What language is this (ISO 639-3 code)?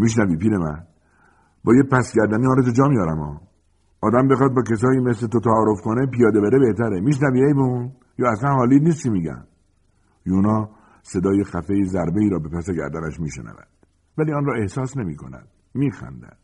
fas